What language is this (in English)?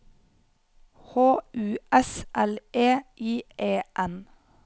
Norwegian